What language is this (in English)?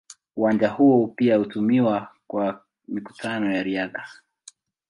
Swahili